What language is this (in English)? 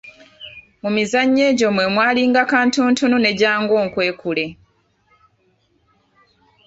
Ganda